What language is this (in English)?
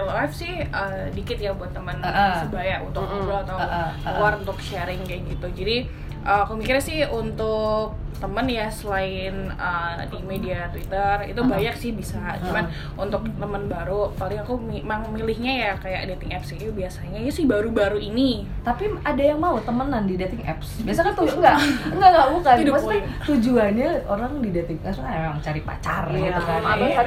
Indonesian